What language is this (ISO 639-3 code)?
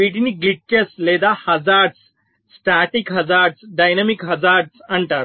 tel